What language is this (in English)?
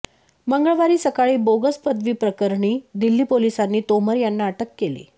Marathi